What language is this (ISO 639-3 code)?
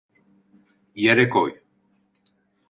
tur